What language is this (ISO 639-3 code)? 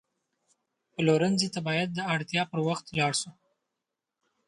pus